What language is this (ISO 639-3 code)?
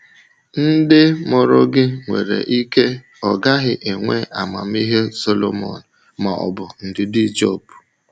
ibo